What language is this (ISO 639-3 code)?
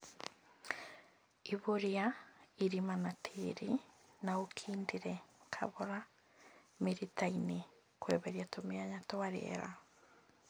kik